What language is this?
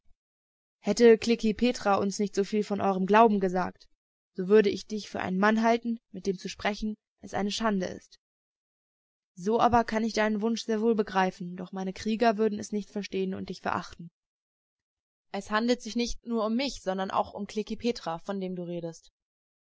German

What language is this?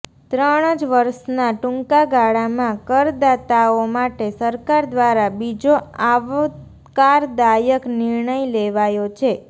Gujarati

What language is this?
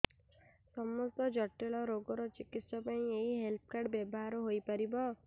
Odia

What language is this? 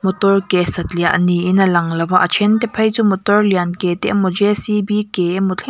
Mizo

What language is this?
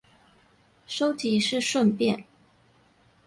Chinese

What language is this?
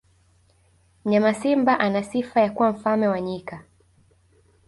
Swahili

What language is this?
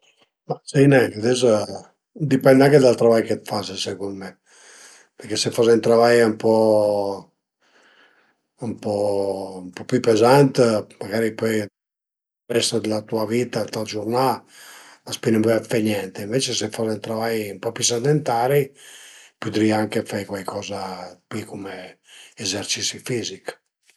Piedmontese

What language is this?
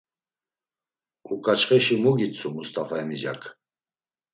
Laz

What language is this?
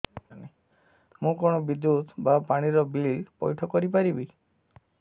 Odia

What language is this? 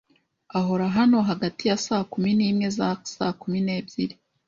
Kinyarwanda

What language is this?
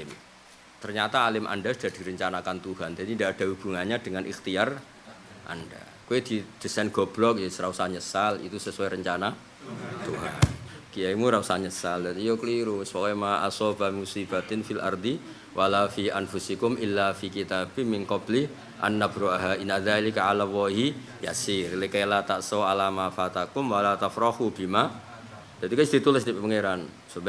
Indonesian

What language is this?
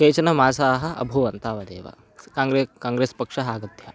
Sanskrit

